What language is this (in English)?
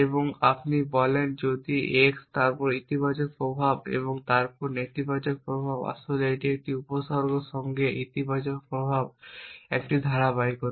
Bangla